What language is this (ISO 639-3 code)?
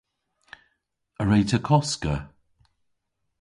cor